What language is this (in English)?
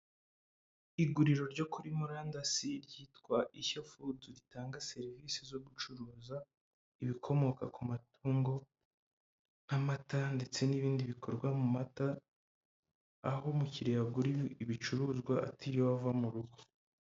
Kinyarwanda